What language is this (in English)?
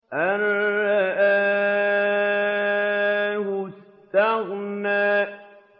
Arabic